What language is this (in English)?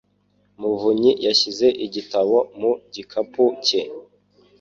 Kinyarwanda